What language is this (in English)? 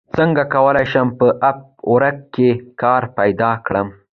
Pashto